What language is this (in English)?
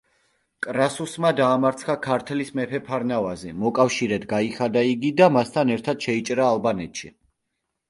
Georgian